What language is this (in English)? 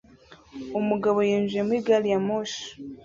Kinyarwanda